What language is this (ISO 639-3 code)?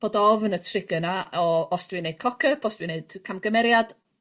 cym